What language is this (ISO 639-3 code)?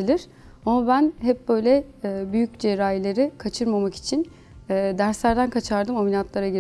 tur